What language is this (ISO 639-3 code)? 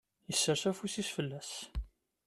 kab